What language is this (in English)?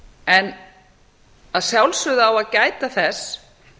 Icelandic